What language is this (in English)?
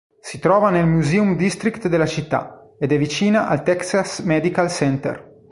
Italian